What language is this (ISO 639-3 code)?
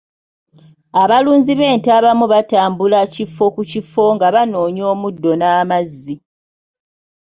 lug